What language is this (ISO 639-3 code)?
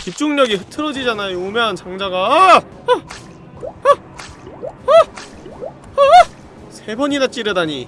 kor